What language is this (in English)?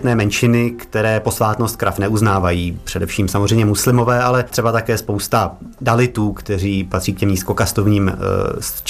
Czech